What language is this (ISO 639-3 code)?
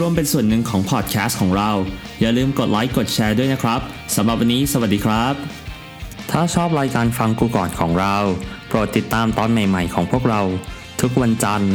tha